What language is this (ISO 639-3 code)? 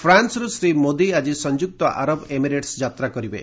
ori